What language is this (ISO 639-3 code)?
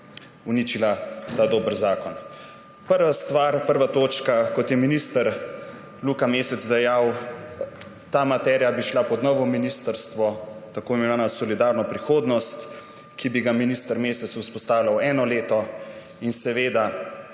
slv